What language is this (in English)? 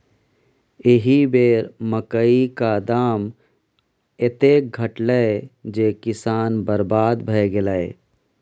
Maithili